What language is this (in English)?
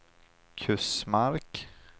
Swedish